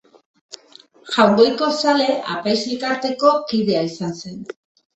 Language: Basque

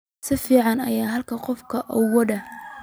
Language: Somali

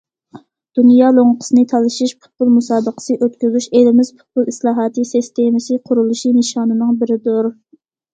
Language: Uyghur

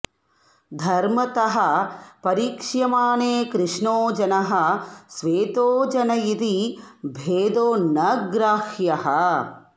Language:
Sanskrit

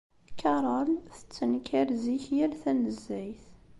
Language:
Kabyle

